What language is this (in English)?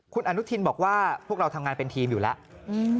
Thai